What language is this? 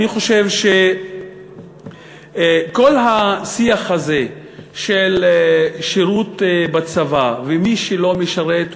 Hebrew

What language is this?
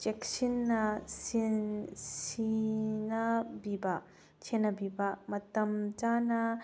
Manipuri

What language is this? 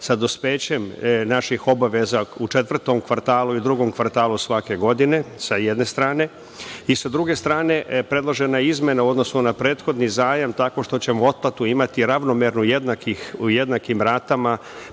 Serbian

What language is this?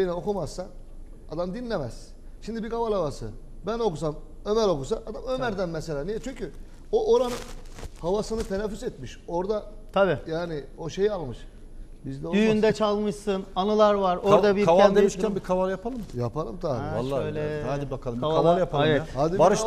Turkish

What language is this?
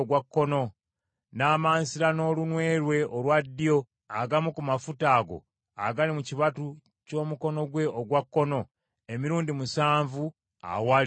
Ganda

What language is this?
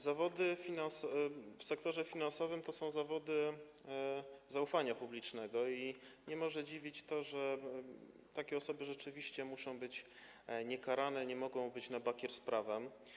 Polish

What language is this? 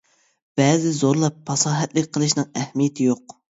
Uyghur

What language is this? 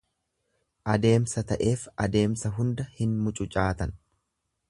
Oromo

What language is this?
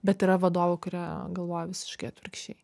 Lithuanian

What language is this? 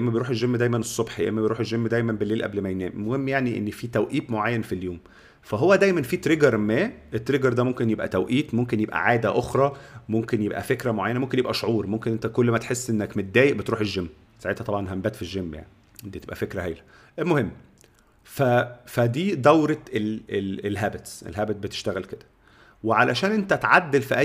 Arabic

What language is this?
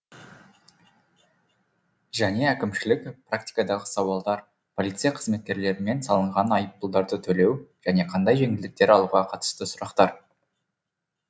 Kazakh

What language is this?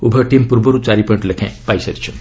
Odia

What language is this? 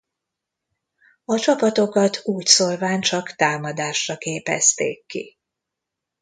Hungarian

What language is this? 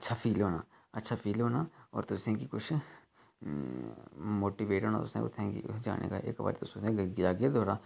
Dogri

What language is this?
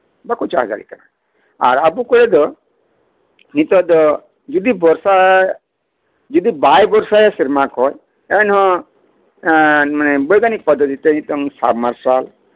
Santali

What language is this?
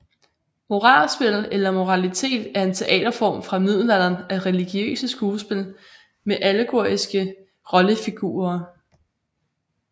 Danish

